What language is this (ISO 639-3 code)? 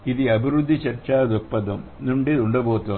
tel